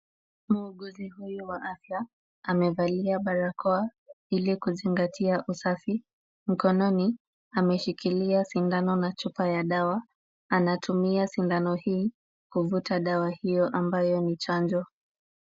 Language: Swahili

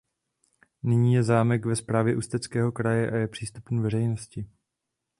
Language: Czech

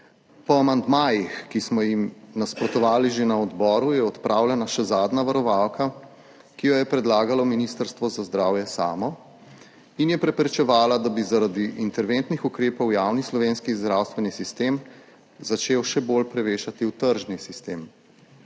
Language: Slovenian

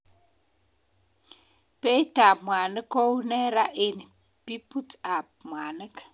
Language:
Kalenjin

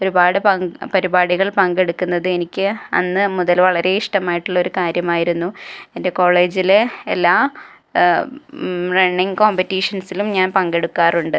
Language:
Malayalam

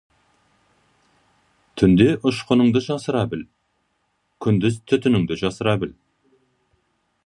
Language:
Kazakh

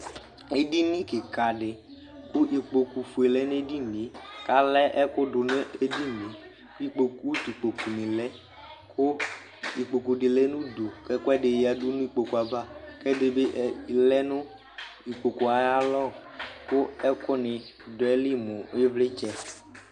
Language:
Ikposo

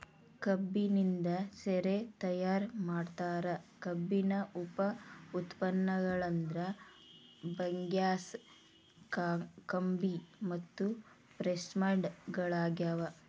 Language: Kannada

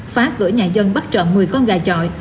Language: Vietnamese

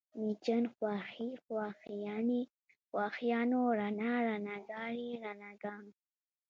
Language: Pashto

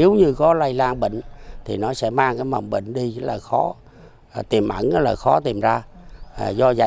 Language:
Vietnamese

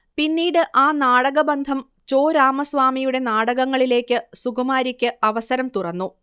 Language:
Malayalam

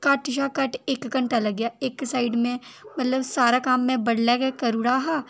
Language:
Dogri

